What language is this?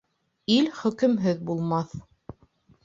Bashkir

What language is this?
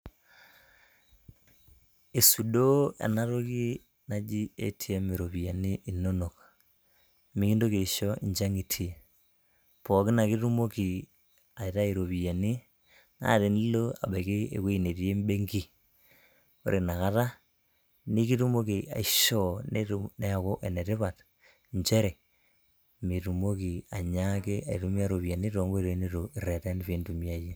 Masai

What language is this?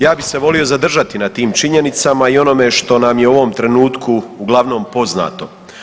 Croatian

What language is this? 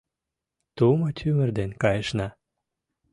Mari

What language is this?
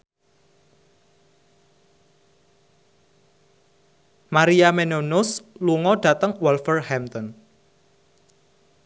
Javanese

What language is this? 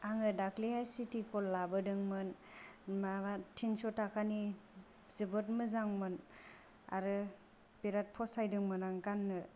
Bodo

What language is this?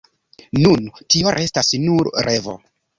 Esperanto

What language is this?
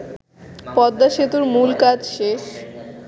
Bangla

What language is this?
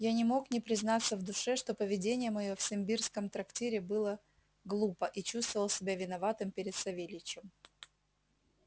Russian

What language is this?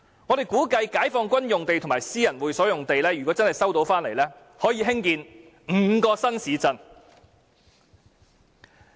Cantonese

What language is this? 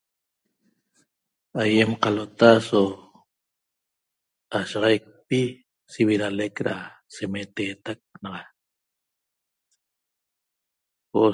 Toba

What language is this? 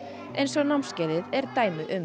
Icelandic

